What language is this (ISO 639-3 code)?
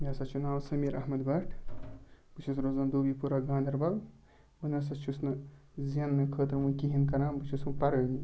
kas